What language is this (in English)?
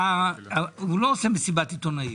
Hebrew